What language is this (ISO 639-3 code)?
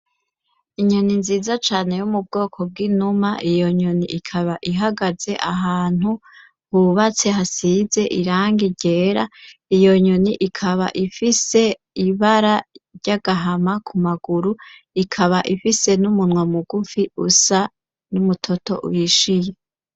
run